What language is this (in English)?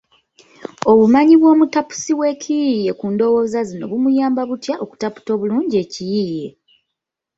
Ganda